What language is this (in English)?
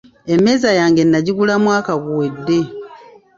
Ganda